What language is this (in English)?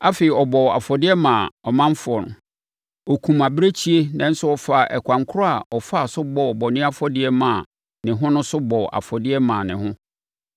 Akan